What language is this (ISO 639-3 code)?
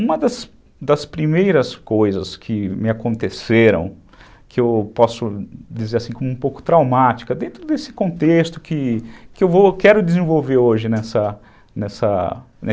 por